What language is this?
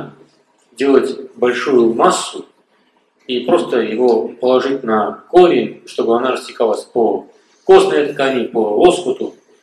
Russian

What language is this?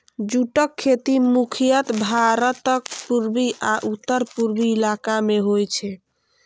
Maithili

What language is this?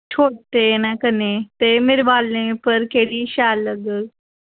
Dogri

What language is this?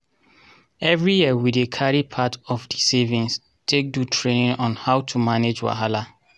Nigerian Pidgin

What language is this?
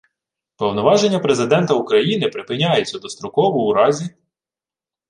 Ukrainian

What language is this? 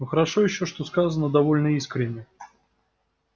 Russian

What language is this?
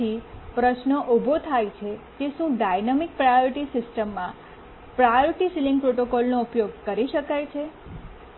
Gujarati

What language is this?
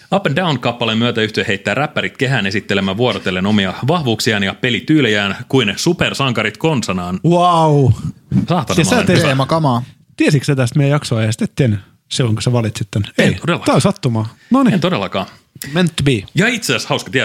Finnish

